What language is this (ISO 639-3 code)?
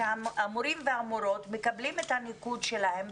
heb